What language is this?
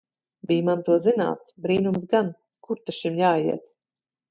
Latvian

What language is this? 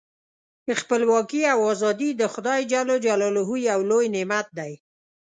Pashto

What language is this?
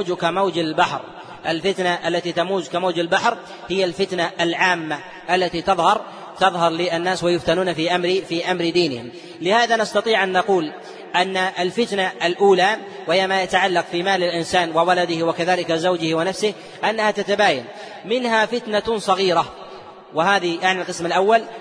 Arabic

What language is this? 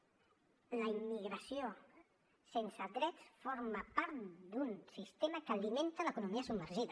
Catalan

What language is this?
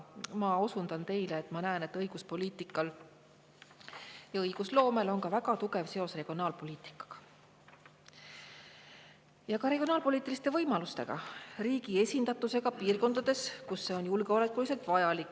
Estonian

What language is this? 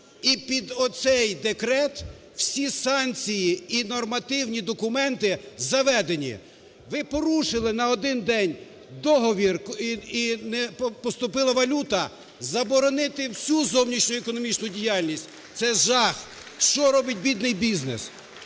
Ukrainian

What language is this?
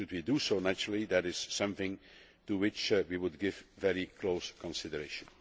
English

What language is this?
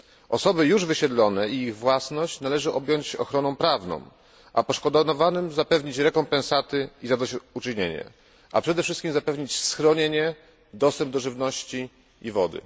Polish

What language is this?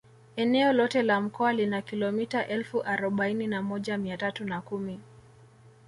Swahili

